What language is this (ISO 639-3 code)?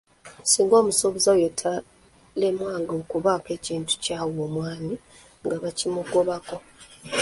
lug